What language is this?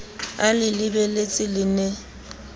Southern Sotho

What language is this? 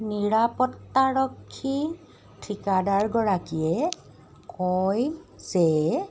Assamese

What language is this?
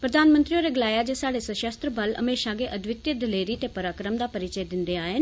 Dogri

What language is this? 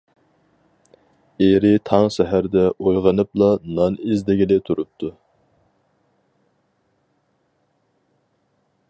Uyghur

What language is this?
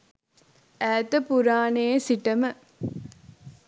Sinhala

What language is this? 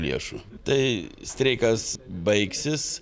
Lithuanian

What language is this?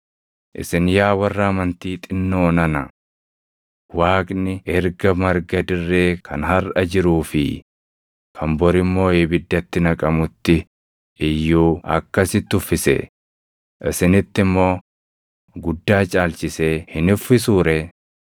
Oromo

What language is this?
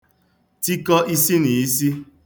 Igbo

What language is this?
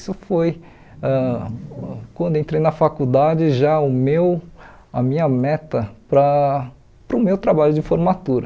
Portuguese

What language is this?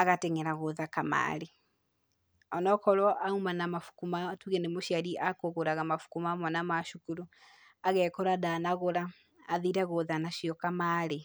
Kikuyu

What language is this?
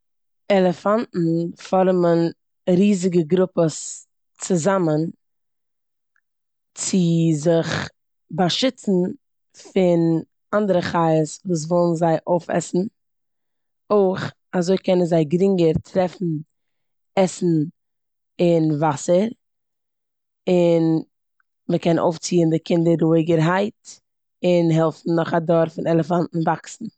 Yiddish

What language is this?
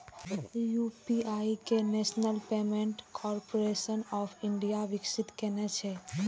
Maithili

